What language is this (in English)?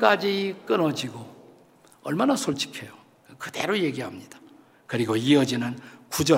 Korean